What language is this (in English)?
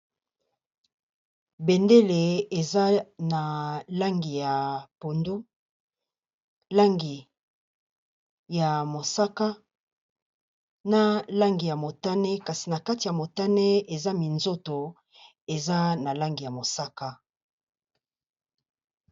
Lingala